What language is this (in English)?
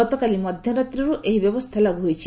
Odia